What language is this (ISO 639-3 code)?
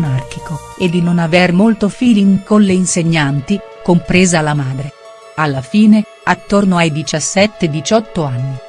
ita